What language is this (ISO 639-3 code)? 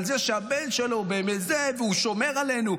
heb